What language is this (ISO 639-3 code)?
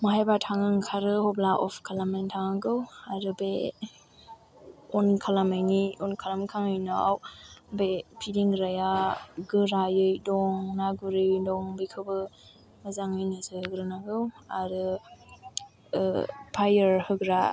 brx